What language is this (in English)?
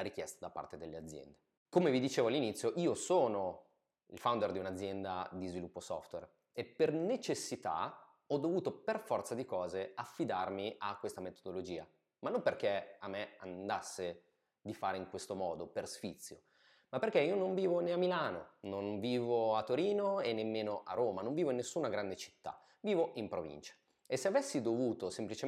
Italian